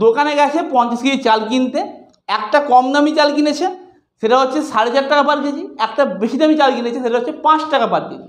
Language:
Hindi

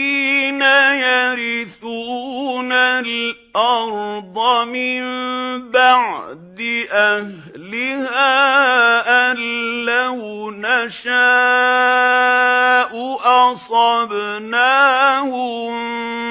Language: Arabic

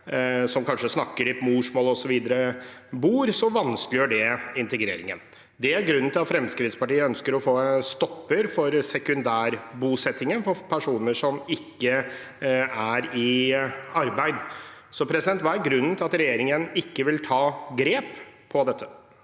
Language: Norwegian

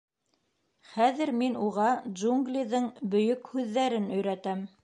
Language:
Bashkir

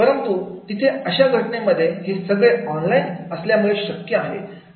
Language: Marathi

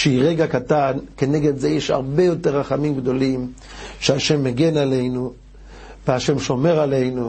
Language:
Hebrew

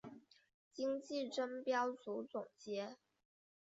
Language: Chinese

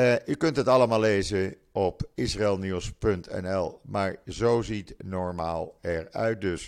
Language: Dutch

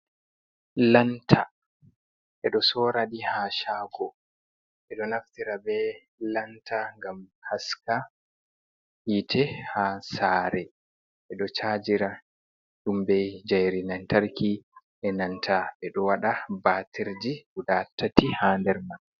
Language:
Fula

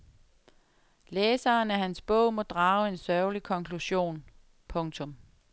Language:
Danish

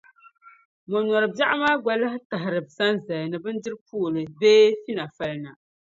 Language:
Dagbani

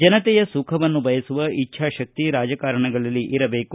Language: Kannada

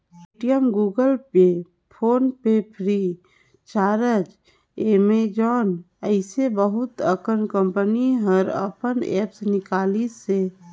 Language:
Chhattisgarhi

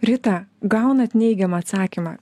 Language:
Lithuanian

